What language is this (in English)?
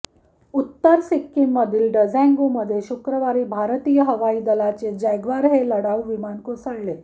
Marathi